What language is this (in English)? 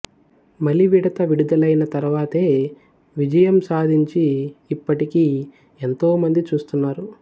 Telugu